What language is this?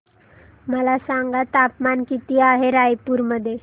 Marathi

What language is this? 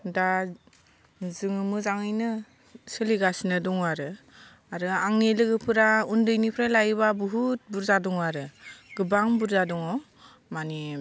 Bodo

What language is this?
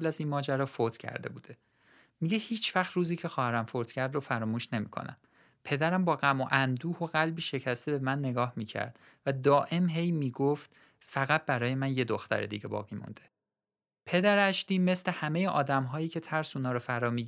Persian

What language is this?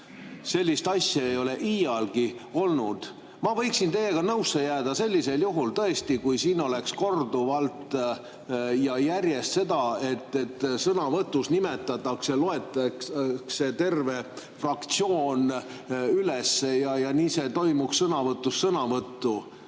Estonian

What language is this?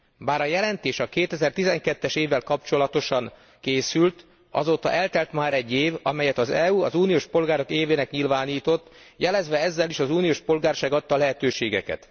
Hungarian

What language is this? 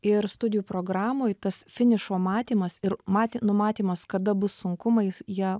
Lithuanian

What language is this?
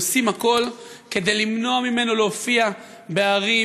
Hebrew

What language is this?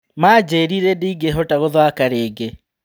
Kikuyu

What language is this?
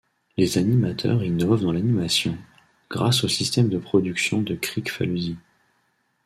French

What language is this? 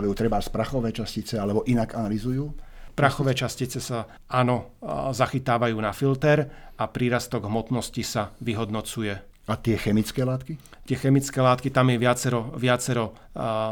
Slovak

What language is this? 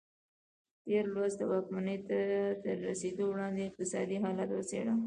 Pashto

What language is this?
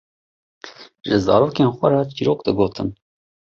Kurdish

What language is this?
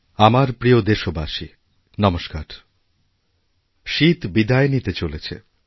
Bangla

